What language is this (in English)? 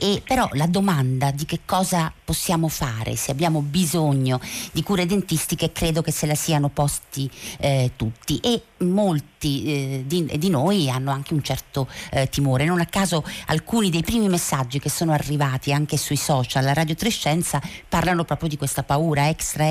Italian